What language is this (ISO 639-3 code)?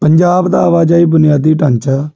pan